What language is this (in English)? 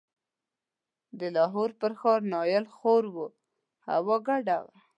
Pashto